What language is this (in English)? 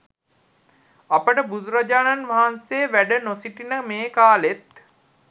Sinhala